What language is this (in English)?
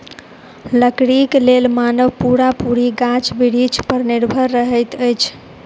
Maithili